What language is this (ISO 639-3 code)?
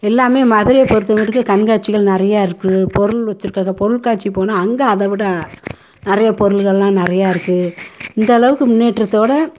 tam